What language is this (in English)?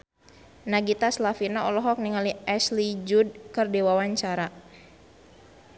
Sundanese